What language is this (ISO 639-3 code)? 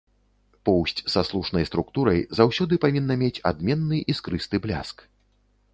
bel